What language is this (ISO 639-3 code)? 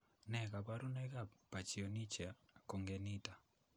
kln